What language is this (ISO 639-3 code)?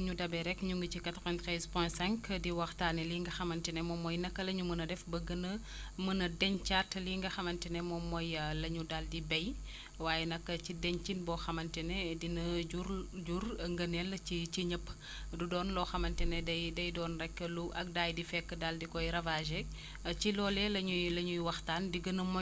wol